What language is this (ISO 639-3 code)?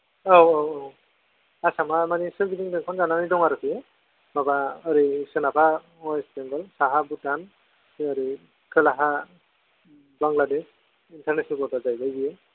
brx